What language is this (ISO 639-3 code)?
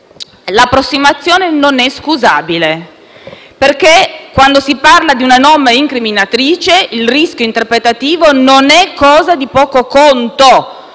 ita